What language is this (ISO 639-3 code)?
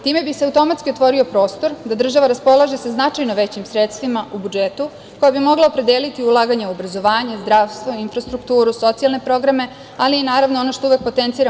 srp